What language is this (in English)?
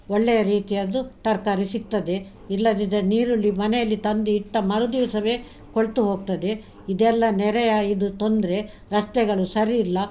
Kannada